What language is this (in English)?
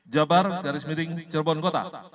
Indonesian